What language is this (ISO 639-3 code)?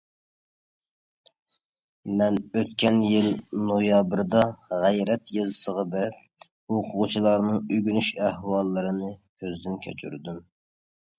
uig